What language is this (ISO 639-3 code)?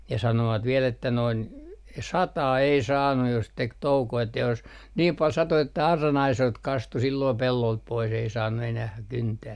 fin